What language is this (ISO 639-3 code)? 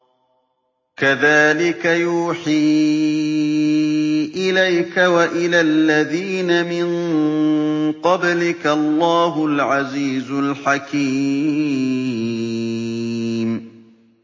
ara